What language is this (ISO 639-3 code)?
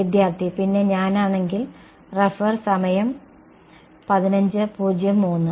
mal